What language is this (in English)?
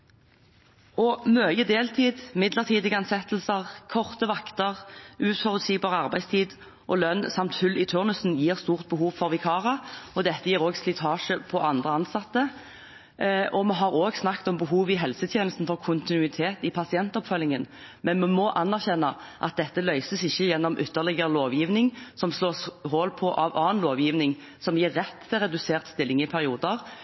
Norwegian Bokmål